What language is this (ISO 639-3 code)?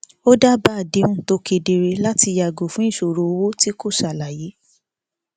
yor